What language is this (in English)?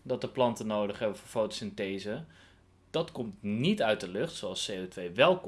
Dutch